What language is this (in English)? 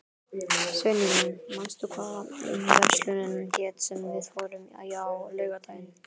Icelandic